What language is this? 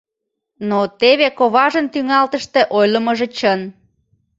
Mari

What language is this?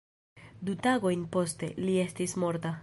Esperanto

